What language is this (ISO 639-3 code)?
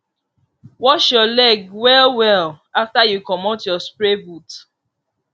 pcm